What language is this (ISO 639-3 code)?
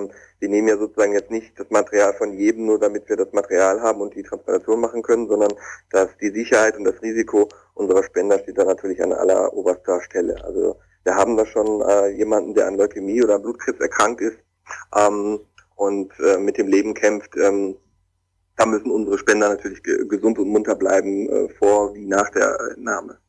deu